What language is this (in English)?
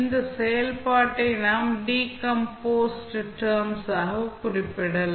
Tamil